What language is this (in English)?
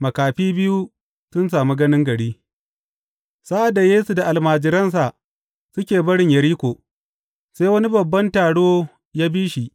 Hausa